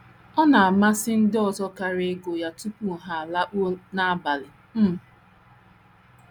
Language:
Igbo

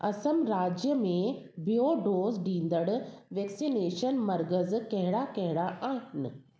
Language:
Sindhi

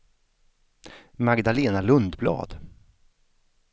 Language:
Swedish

